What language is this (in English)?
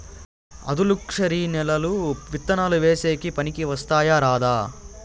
Telugu